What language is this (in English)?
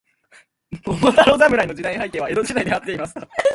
Japanese